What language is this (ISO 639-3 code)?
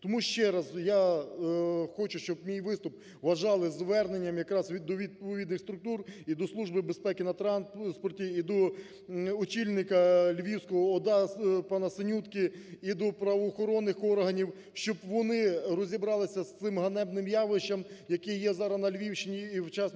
ukr